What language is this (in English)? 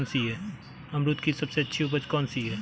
Hindi